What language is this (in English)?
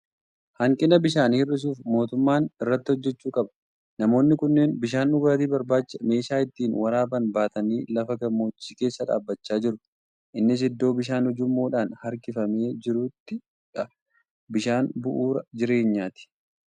Oromo